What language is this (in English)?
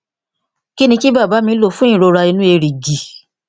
Yoruba